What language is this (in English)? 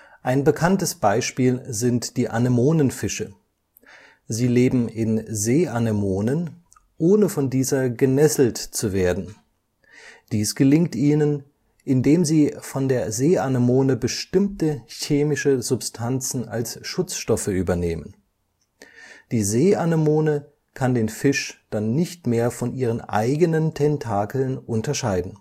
German